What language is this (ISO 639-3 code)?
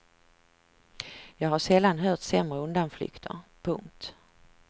swe